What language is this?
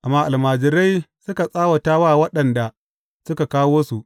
Hausa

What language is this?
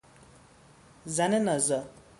Persian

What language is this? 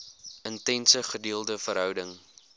Afrikaans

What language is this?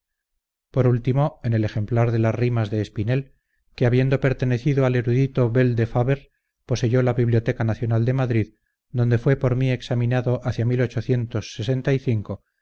Spanish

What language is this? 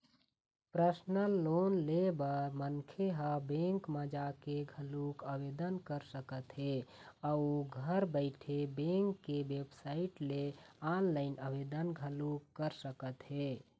Chhattisgarhi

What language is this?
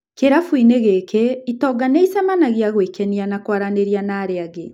Kikuyu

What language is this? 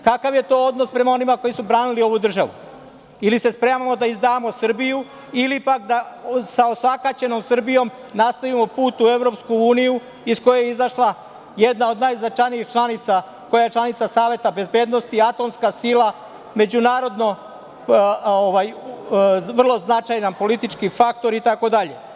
Serbian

